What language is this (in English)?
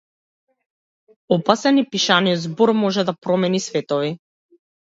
Macedonian